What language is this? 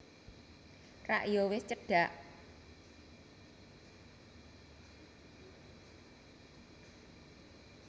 Javanese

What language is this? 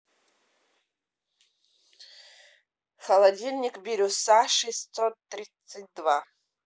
Russian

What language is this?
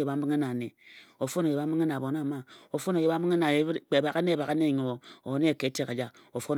Ejagham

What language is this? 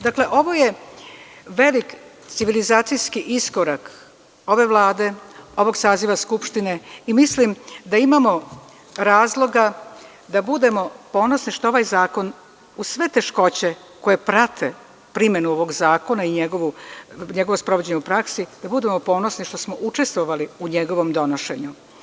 Serbian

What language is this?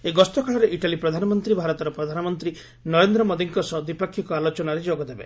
Odia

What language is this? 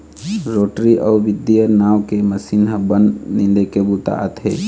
Chhattisgarhi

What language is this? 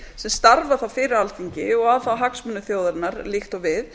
Icelandic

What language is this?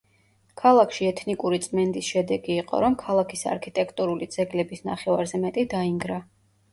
Georgian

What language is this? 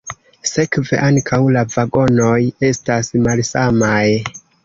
Esperanto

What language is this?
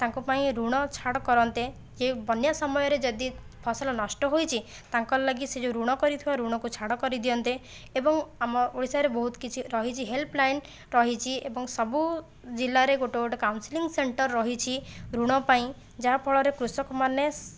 Odia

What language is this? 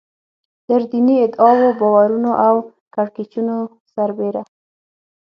Pashto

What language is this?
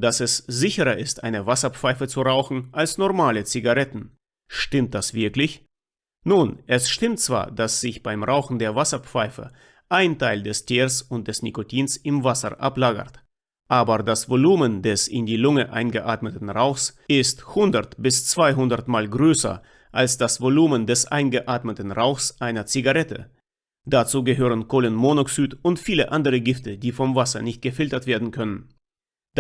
German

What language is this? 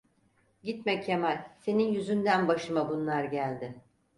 Turkish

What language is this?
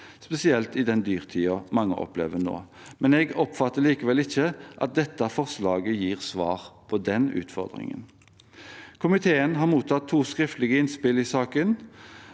Norwegian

